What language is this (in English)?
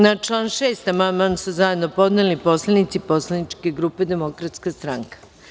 Serbian